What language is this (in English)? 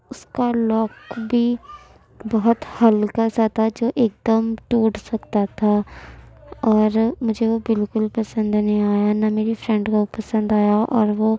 Urdu